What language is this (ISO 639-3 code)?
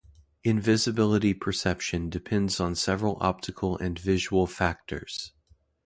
eng